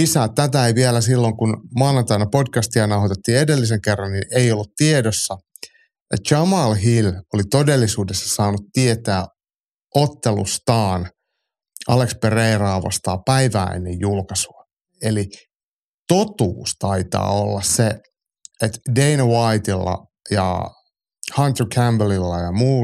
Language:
Finnish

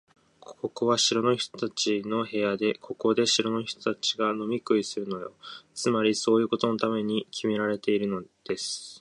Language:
Japanese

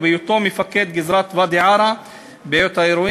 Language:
Hebrew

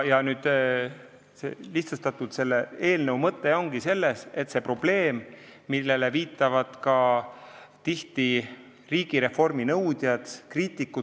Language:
Estonian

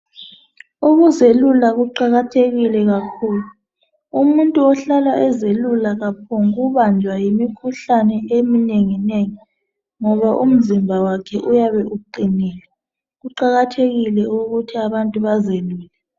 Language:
North Ndebele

